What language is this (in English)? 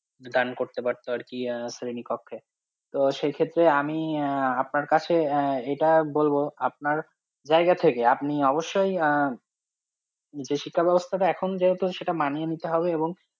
Bangla